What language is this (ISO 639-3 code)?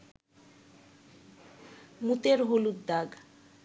ben